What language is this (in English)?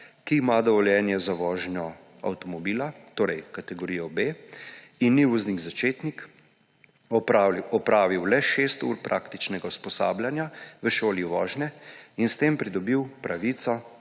Slovenian